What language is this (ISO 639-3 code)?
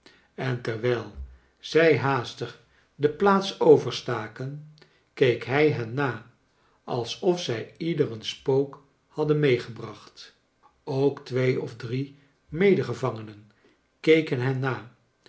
nld